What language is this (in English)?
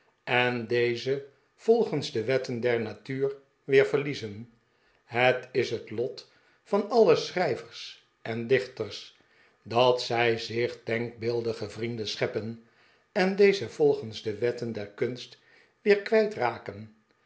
Dutch